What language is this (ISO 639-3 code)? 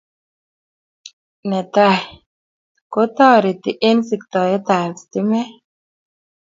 kln